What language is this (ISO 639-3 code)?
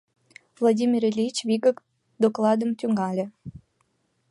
chm